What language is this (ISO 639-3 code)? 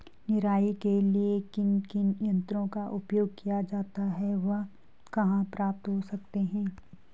hin